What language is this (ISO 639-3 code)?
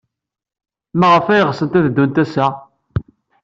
kab